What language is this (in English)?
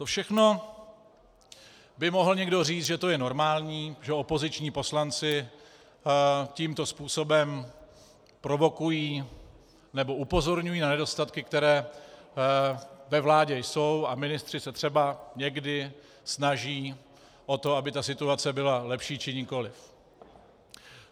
Czech